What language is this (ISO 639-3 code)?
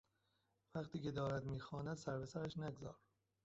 fas